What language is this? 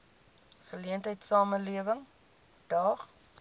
Afrikaans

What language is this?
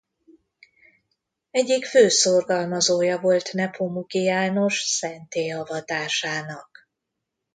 Hungarian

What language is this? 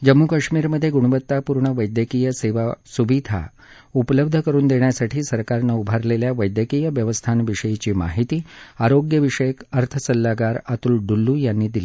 Marathi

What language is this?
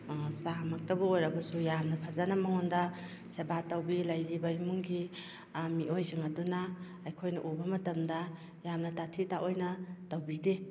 Manipuri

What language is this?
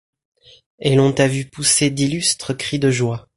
French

